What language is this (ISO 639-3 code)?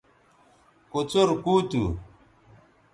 btv